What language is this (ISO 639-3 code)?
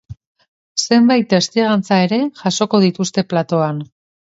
eus